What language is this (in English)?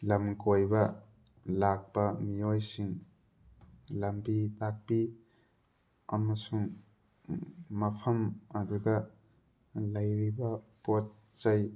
Manipuri